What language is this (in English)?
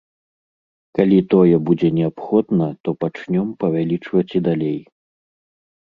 Belarusian